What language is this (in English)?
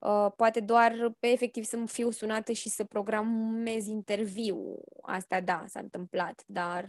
Romanian